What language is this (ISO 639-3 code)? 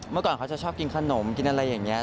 tha